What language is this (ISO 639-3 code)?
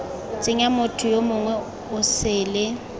tsn